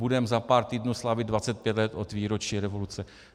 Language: Czech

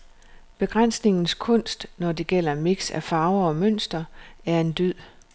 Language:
Danish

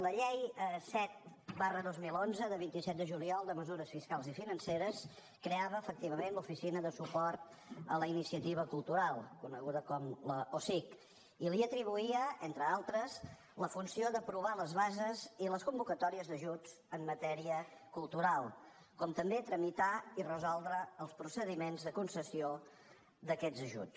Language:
Catalan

